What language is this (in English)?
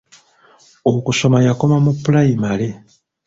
Ganda